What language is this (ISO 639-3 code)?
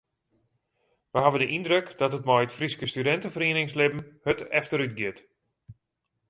fry